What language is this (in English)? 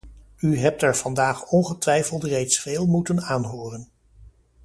Dutch